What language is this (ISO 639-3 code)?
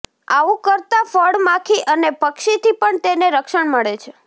guj